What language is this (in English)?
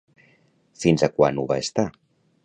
Catalan